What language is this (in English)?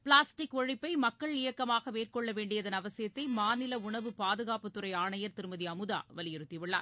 Tamil